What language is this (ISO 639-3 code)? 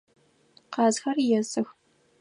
ady